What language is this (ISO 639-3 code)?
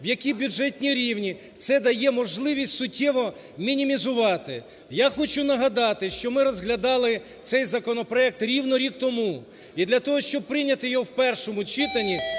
ukr